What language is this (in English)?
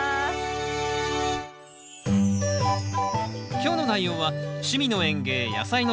Japanese